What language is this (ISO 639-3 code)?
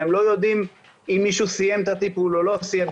heb